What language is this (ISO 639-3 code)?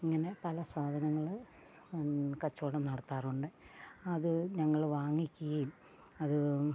mal